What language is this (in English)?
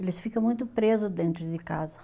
Portuguese